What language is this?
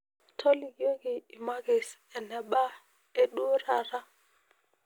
Masai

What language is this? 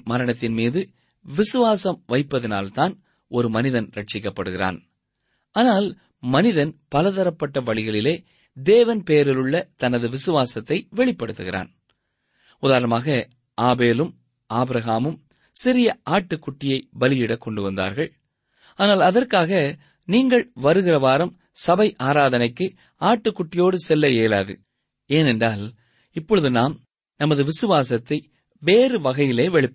Tamil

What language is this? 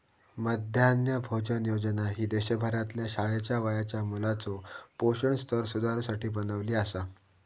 Marathi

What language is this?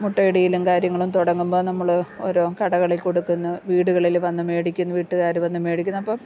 Malayalam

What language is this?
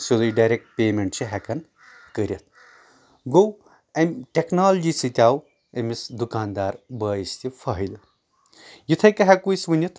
Kashmiri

